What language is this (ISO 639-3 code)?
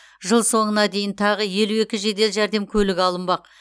kaz